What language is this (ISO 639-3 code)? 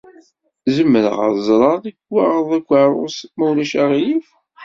kab